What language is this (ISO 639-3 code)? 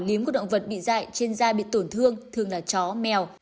vie